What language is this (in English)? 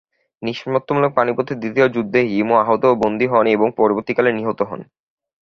Bangla